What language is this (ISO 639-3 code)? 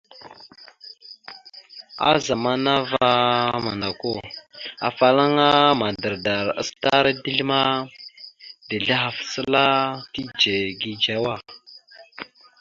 mxu